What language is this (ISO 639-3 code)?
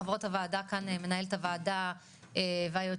heb